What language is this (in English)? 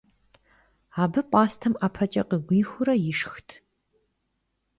Kabardian